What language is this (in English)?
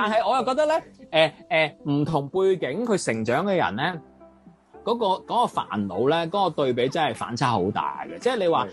Chinese